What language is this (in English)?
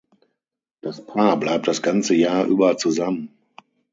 German